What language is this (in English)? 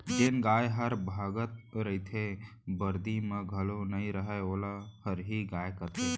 Chhattisgarhi